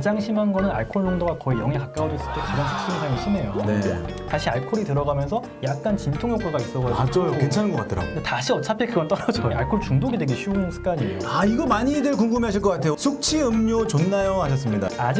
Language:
Korean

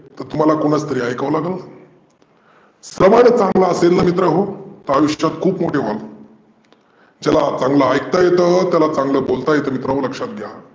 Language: Marathi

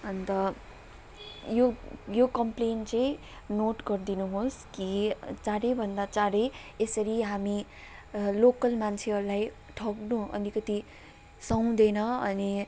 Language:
Nepali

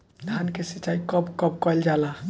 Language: Bhojpuri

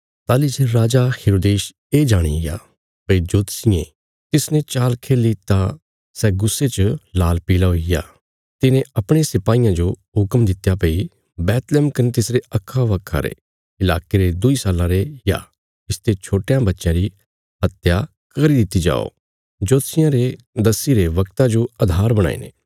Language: Bilaspuri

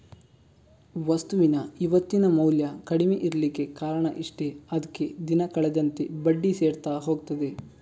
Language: Kannada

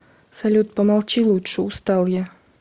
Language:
Russian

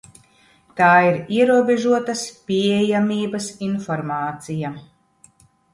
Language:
Latvian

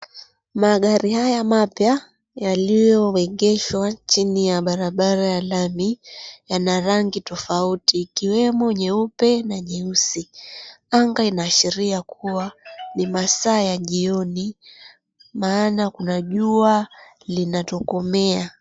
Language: Swahili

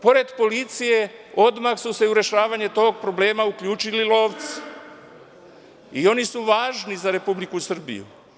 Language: Serbian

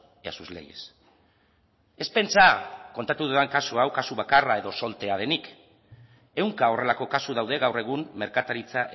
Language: Basque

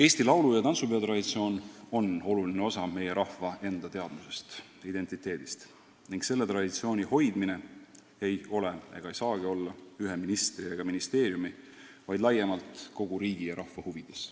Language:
Estonian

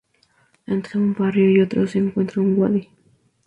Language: Spanish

